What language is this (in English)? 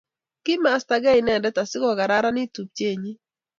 Kalenjin